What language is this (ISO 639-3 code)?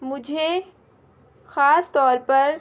urd